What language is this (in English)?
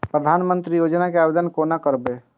Maithili